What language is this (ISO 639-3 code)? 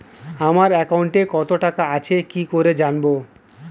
ben